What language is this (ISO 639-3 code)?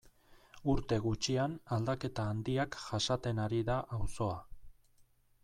eus